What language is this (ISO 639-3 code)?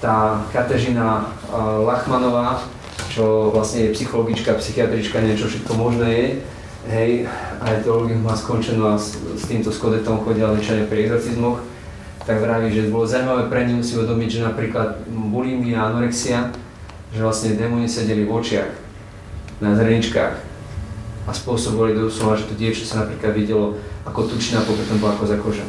slk